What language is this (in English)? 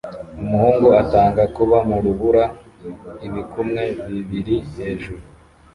Kinyarwanda